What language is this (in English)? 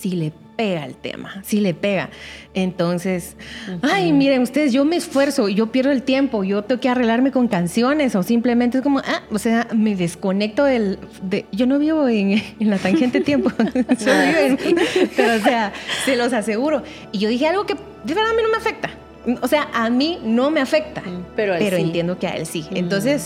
Spanish